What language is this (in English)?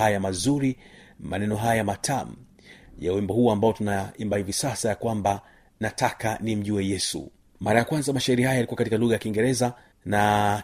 Swahili